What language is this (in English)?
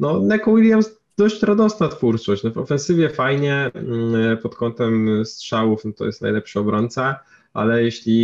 Polish